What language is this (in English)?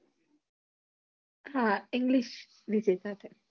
Gujarati